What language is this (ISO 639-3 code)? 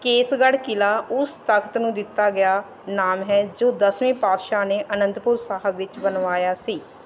pan